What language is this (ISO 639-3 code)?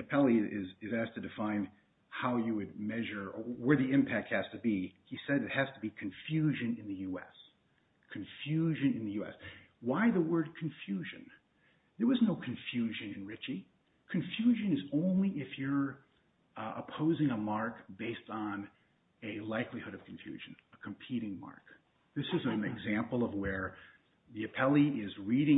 eng